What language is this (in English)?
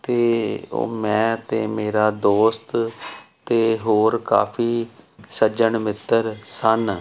Punjabi